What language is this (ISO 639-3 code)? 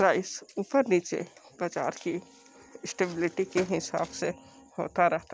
hin